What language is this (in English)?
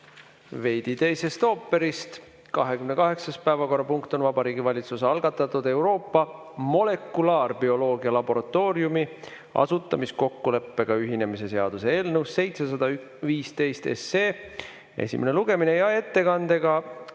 Estonian